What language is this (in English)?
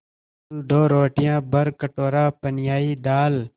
Hindi